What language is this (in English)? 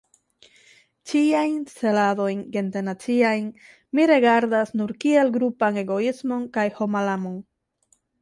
Esperanto